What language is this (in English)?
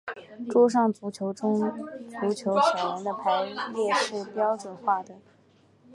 Chinese